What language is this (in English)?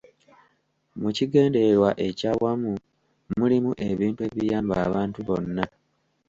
Ganda